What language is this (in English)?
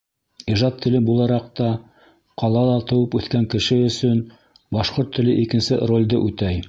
Bashkir